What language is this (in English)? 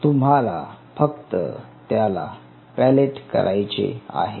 Marathi